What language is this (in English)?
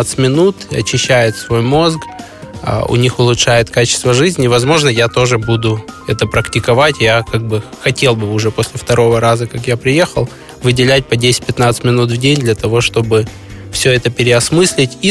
Russian